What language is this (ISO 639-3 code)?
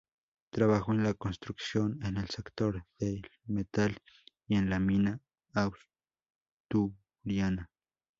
spa